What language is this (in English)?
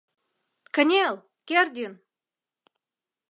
Mari